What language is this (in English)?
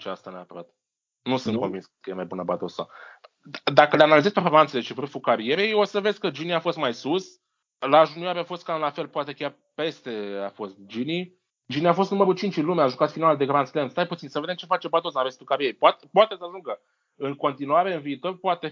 Romanian